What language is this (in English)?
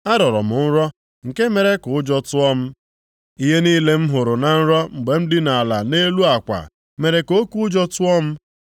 Igbo